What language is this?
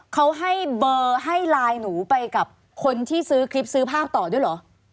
Thai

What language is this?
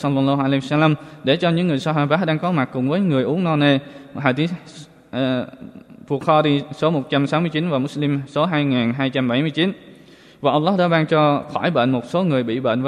Vietnamese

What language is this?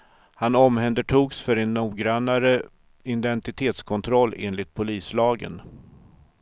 Swedish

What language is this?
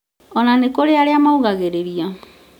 Kikuyu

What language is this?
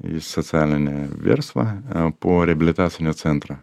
Lithuanian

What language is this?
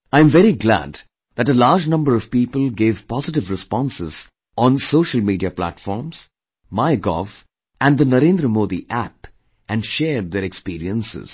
English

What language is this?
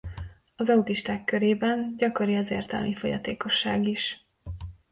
Hungarian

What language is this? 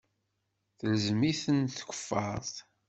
Kabyle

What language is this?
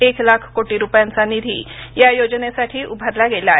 Marathi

